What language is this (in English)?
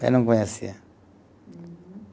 Portuguese